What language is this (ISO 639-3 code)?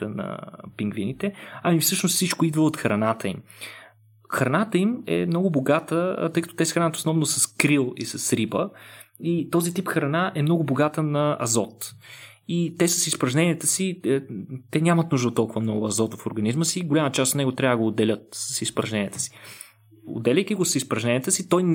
bul